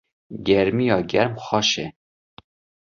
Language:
Kurdish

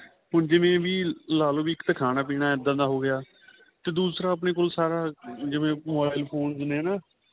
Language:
Punjabi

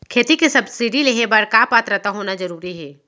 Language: Chhattisgarhi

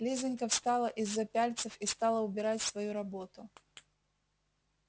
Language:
Russian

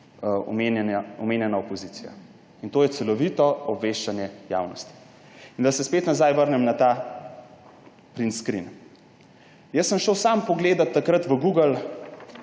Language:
Slovenian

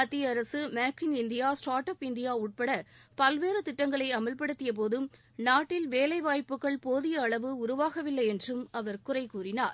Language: Tamil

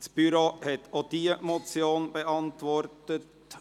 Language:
Swiss German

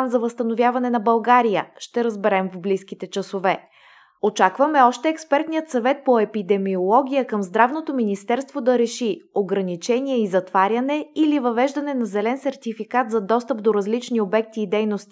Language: Bulgarian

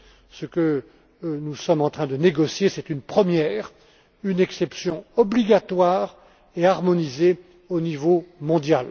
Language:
French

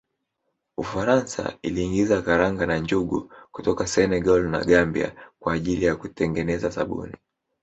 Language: Swahili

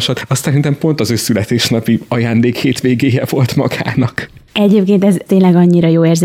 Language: Hungarian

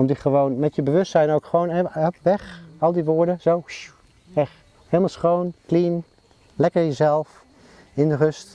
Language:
Dutch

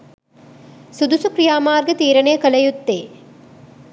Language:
Sinhala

